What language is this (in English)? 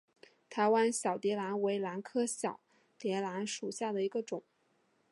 Chinese